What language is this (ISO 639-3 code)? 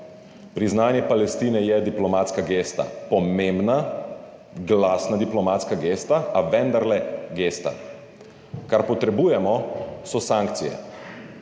slv